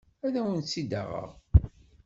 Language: Kabyle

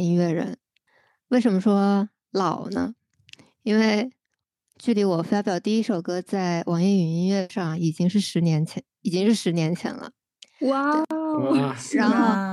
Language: Chinese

